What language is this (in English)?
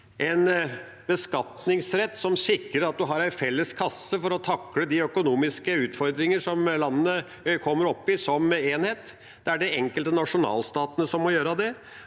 Norwegian